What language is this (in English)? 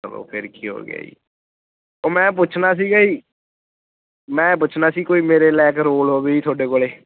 Punjabi